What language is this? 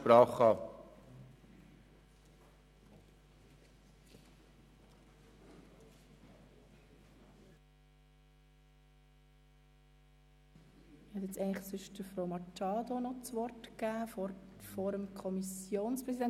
Swiss German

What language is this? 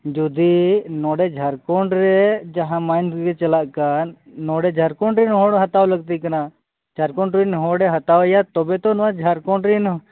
Santali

